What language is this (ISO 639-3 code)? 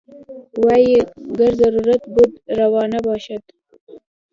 pus